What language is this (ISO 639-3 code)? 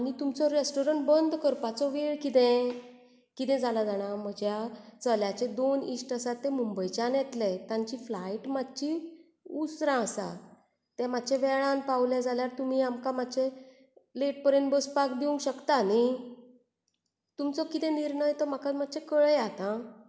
kok